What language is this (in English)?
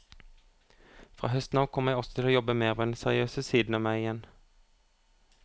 Norwegian